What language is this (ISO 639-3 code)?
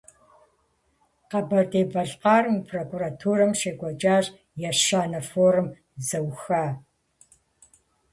kbd